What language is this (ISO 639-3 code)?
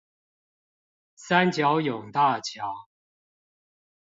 zho